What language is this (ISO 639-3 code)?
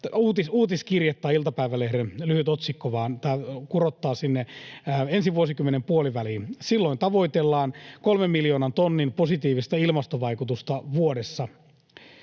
fin